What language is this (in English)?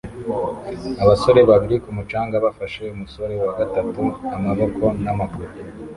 Kinyarwanda